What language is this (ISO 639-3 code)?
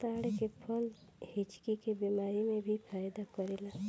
bho